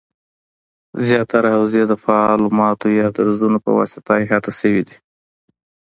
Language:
Pashto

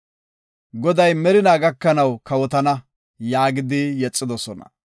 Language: Gofa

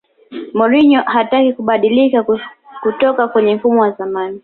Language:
Swahili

